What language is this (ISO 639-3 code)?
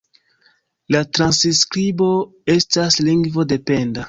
epo